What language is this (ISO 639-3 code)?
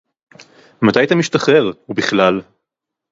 heb